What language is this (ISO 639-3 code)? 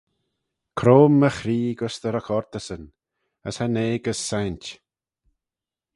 glv